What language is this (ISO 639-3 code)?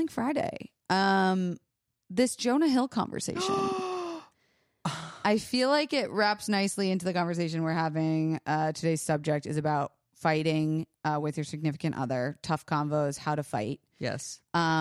eng